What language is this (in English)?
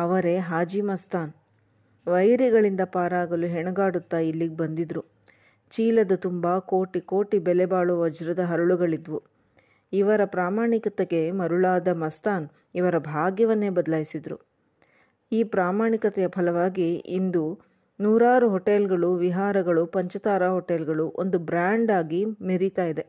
Kannada